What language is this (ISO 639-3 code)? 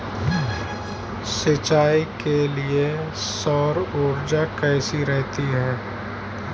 hin